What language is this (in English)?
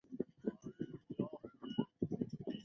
Chinese